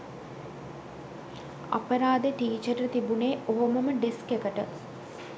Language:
Sinhala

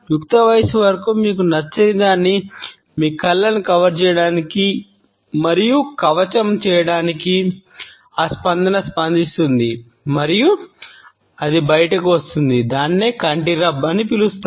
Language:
Telugu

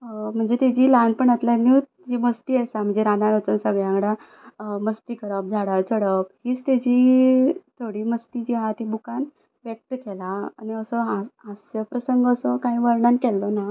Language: Konkani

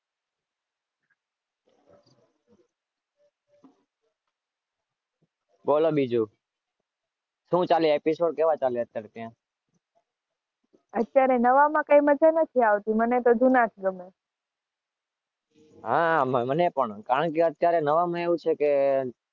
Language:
Gujarati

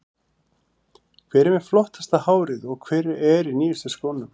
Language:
Icelandic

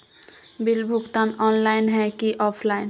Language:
Magahi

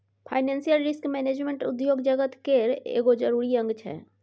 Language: Maithili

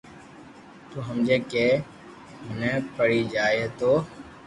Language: Loarki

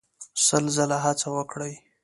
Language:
Pashto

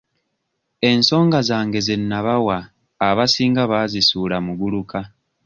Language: Ganda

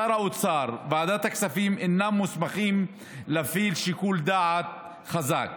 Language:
Hebrew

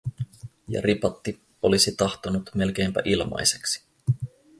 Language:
Finnish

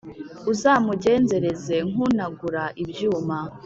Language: Kinyarwanda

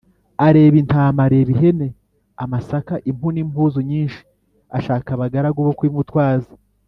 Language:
Kinyarwanda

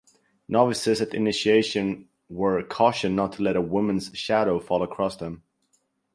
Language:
English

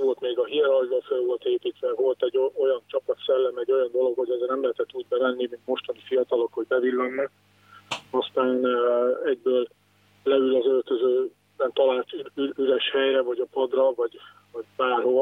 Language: Hungarian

